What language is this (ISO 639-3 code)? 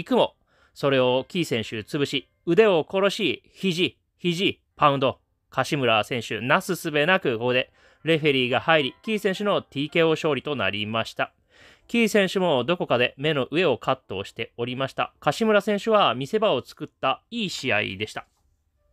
jpn